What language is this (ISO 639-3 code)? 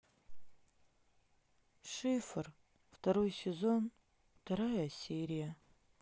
rus